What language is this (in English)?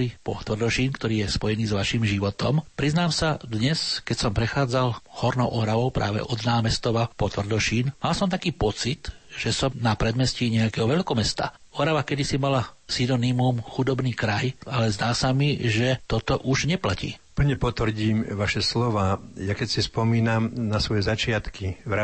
Slovak